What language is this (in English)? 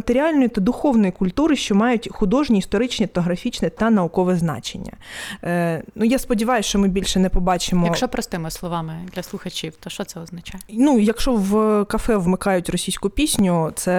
Ukrainian